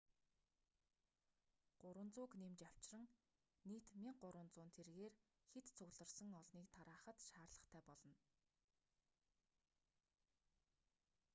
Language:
Mongolian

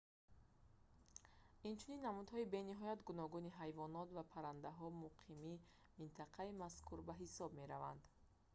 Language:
Tajik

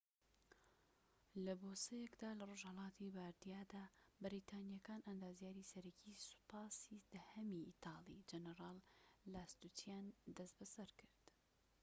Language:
Central Kurdish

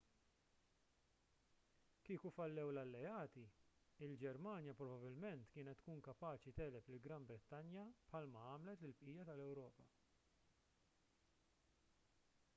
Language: Maltese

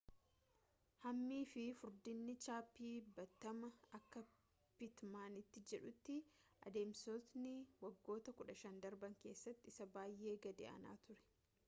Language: Oromo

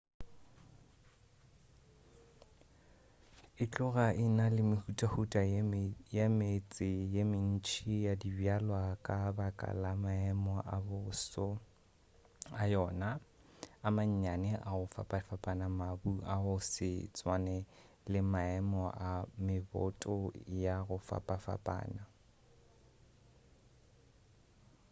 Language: Northern Sotho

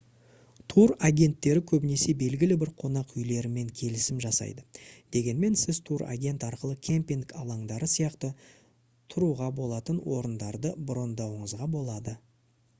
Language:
Kazakh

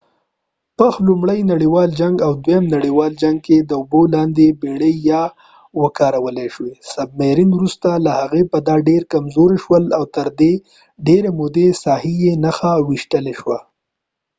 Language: Pashto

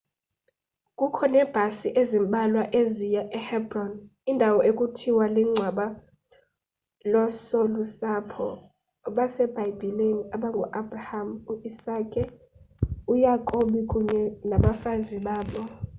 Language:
Xhosa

